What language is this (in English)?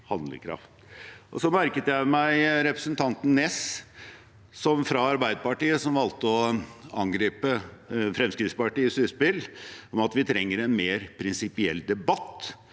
Norwegian